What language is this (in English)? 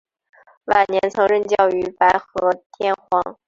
Chinese